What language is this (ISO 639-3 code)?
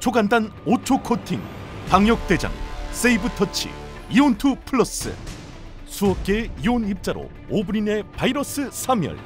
kor